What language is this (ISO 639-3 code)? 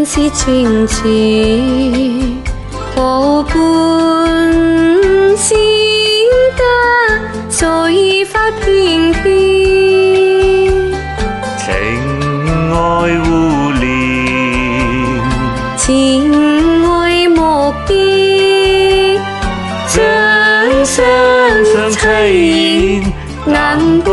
zho